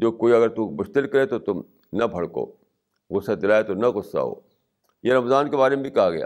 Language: Urdu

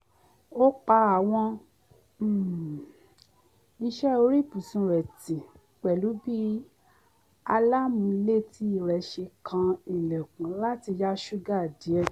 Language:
Yoruba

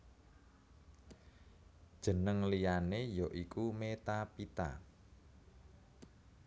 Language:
Javanese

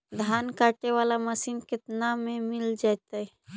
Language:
Magahi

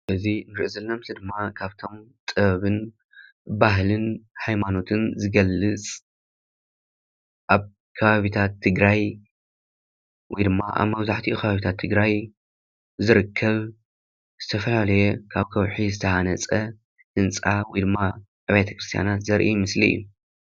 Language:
Tigrinya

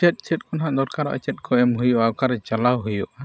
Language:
Santali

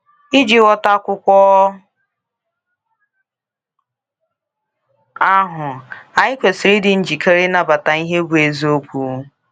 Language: Igbo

